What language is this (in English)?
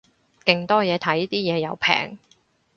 Cantonese